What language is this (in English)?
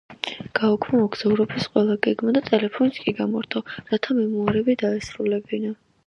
Georgian